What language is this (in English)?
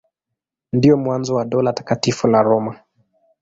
Swahili